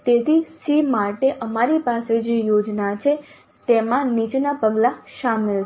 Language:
Gujarati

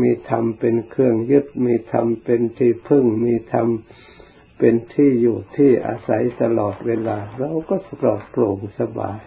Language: Thai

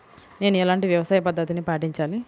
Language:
Telugu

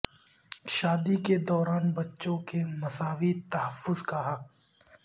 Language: Urdu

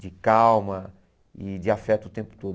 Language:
Portuguese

